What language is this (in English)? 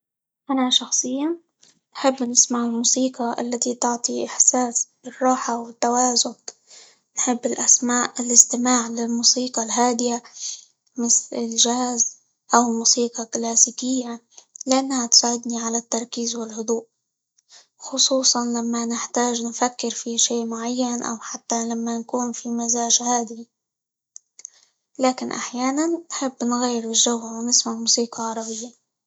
Libyan Arabic